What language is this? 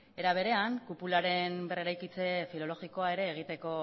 Basque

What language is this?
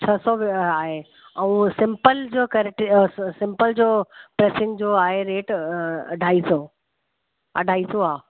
Sindhi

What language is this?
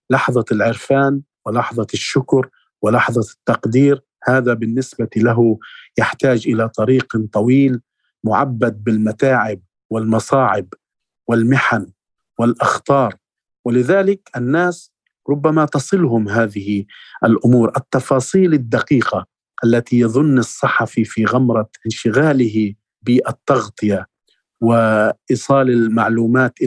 Arabic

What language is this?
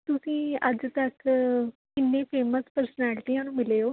Punjabi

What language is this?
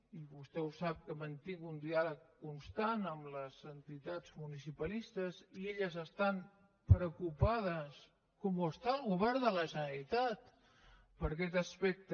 Catalan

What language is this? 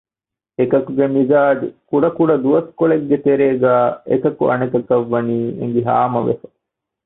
Divehi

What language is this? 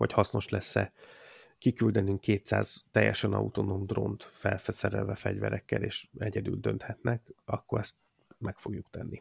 Hungarian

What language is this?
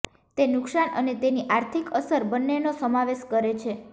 Gujarati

